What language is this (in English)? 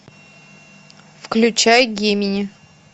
Russian